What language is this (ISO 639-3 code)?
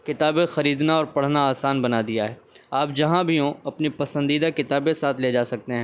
urd